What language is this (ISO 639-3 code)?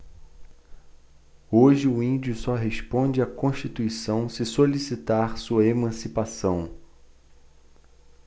por